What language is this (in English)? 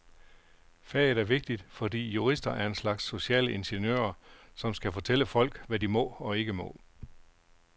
Danish